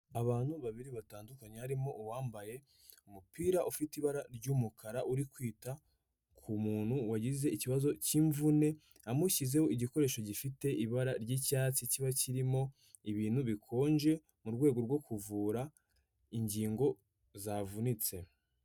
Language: Kinyarwanda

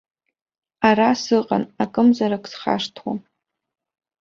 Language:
Abkhazian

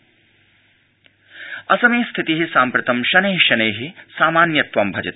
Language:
Sanskrit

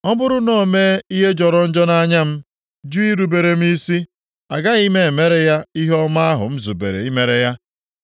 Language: Igbo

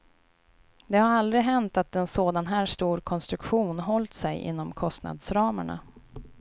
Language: Swedish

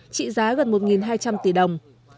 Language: Vietnamese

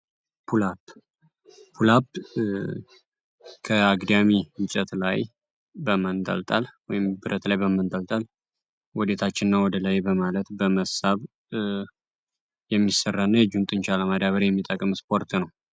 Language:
Amharic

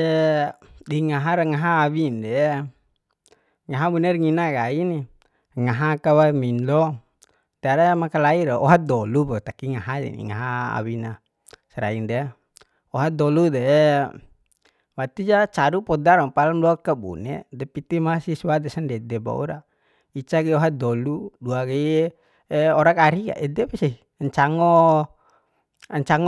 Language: Bima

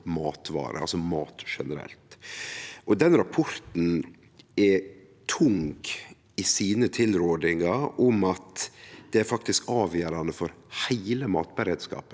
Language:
Norwegian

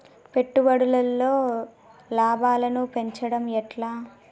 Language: Telugu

